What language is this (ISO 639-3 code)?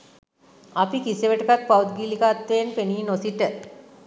sin